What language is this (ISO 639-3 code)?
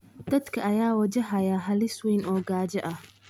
som